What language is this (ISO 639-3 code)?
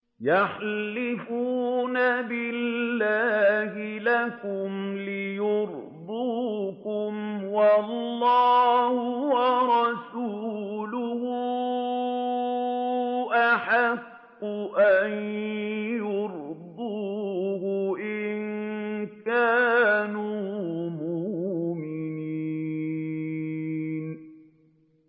ara